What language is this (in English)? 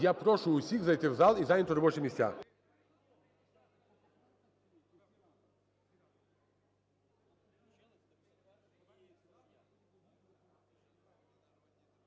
Ukrainian